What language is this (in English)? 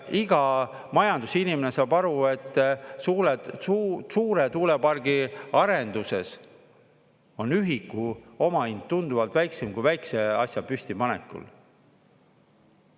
Estonian